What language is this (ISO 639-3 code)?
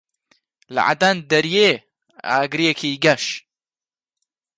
ckb